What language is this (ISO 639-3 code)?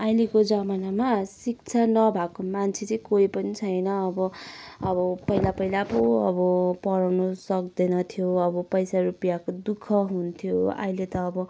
nep